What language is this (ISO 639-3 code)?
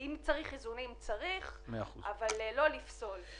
heb